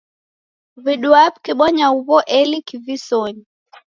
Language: Taita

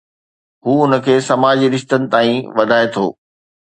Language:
Sindhi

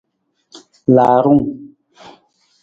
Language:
Nawdm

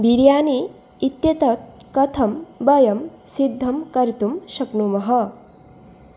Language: Sanskrit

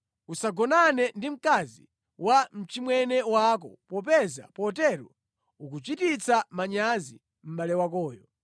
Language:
Nyanja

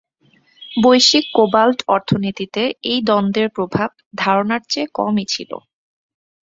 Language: Bangla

